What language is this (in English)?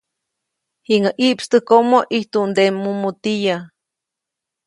Copainalá Zoque